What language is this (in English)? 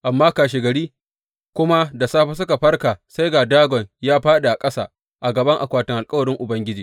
Hausa